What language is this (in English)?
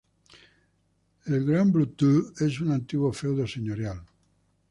Spanish